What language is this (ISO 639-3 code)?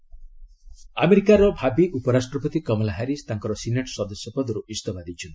ori